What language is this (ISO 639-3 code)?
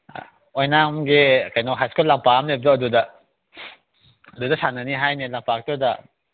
mni